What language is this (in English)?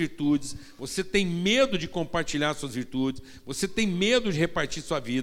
Portuguese